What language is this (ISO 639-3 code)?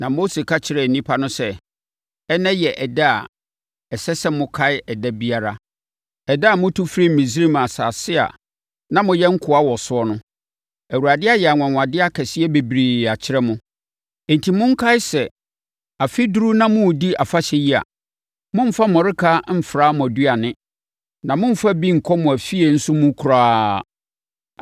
aka